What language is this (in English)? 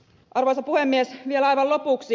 Finnish